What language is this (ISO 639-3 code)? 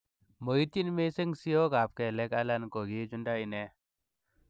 kln